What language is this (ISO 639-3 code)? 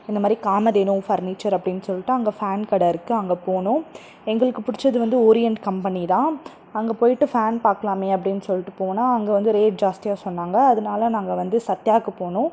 tam